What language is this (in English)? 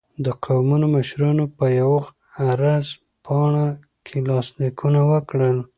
Pashto